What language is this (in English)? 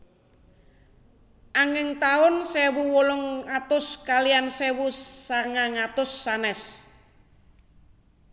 Javanese